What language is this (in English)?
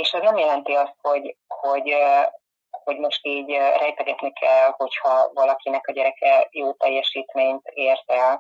Hungarian